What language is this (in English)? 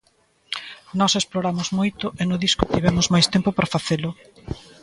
Galician